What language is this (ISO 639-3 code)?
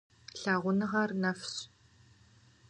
kbd